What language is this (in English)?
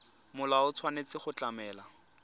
Tswana